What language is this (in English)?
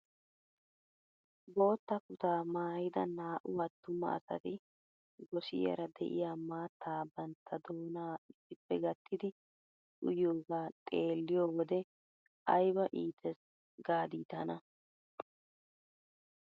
Wolaytta